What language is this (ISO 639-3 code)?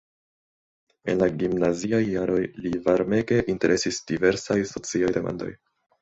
epo